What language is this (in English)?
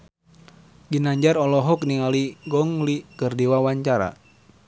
Sundanese